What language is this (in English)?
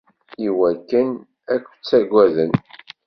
Kabyle